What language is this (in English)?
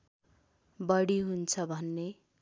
Nepali